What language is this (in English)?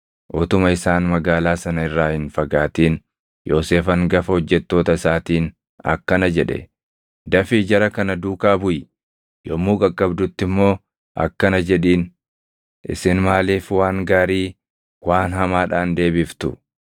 Oromo